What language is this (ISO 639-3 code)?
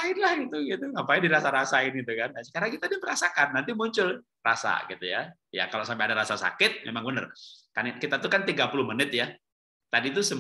ind